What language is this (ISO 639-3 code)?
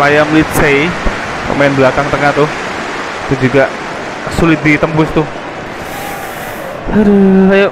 ind